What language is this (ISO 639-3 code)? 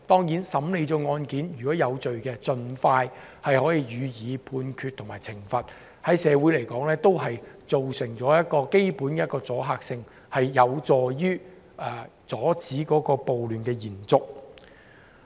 yue